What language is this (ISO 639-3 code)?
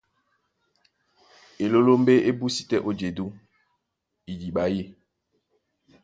dua